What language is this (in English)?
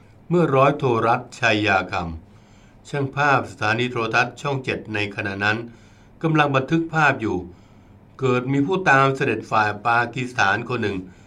Thai